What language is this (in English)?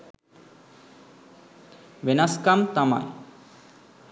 Sinhala